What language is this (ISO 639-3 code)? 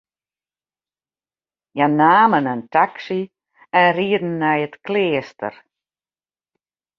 fry